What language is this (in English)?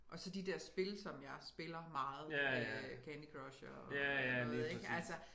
Danish